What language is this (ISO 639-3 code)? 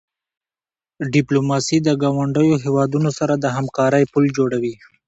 pus